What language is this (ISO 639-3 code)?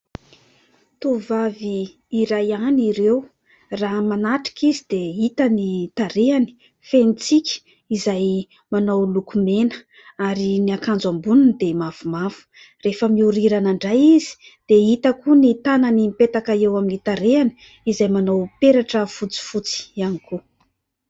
mlg